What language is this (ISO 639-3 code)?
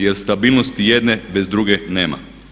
hrv